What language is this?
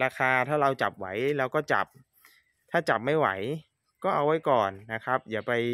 Thai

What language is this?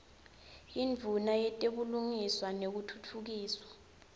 Swati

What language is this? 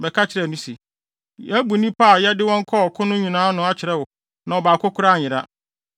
Akan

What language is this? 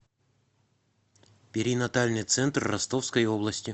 Russian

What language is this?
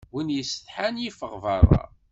Kabyle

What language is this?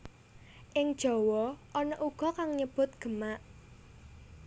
Javanese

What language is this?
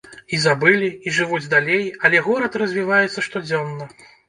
Belarusian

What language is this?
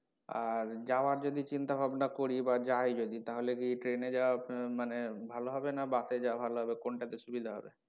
Bangla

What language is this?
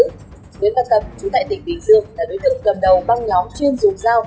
Vietnamese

